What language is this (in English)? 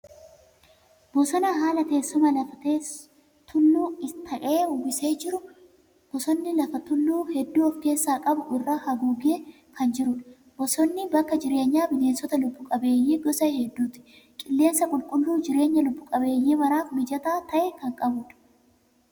Oromo